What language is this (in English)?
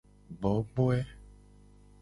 Gen